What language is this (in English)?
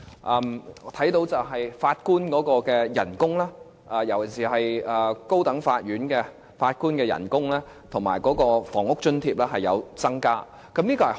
Cantonese